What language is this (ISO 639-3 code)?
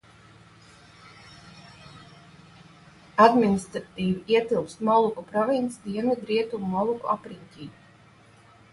lav